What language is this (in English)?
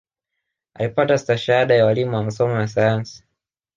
Swahili